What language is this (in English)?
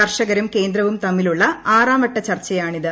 Malayalam